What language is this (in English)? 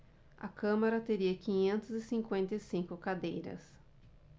Portuguese